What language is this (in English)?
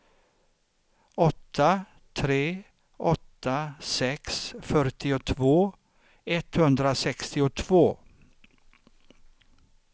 Swedish